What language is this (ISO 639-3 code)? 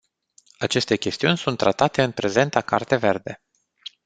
ron